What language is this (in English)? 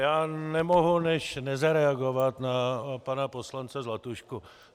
Czech